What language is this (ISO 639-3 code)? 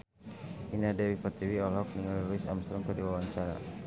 sun